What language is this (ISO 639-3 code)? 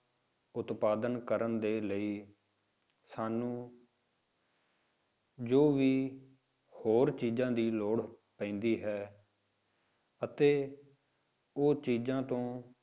pan